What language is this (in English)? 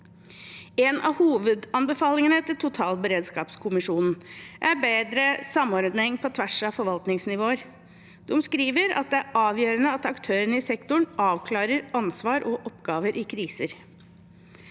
Norwegian